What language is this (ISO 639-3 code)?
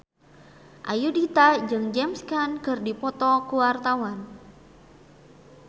sun